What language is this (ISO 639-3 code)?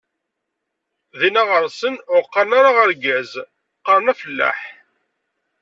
kab